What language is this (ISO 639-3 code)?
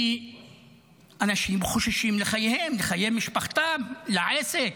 heb